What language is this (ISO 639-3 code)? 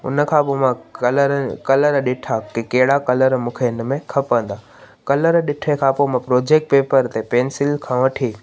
snd